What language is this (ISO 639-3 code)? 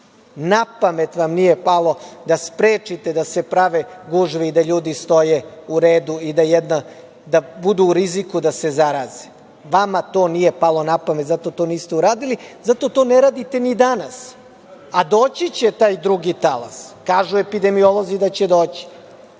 srp